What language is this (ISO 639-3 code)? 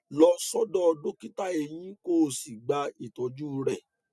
yor